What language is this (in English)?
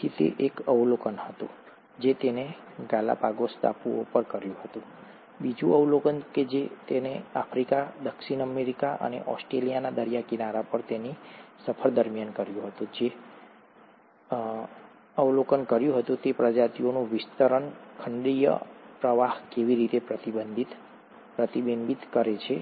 Gujarati